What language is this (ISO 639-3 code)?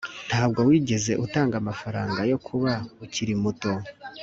kin